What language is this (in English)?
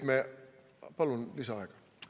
Estonian